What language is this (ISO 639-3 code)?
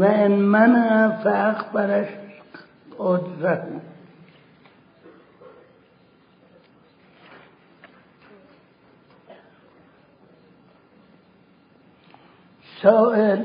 fas